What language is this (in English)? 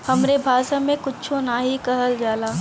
Bhojpuri